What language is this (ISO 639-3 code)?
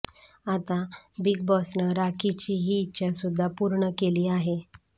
mar